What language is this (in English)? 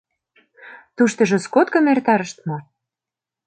Mari